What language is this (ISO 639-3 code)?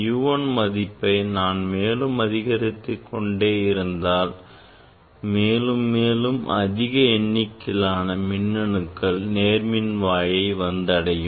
tam